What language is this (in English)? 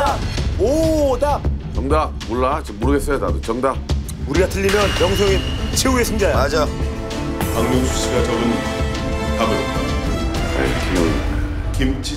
Korean